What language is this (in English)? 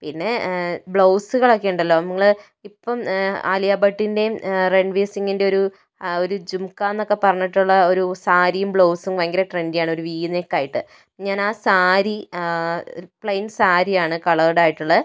Malayalam